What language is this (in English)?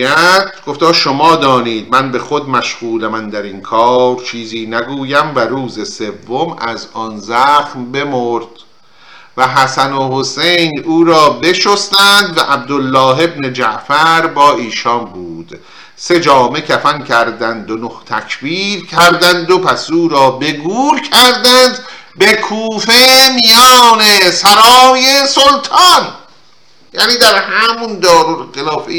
Persian